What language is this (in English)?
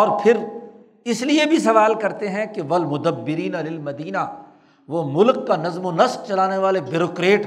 Urdu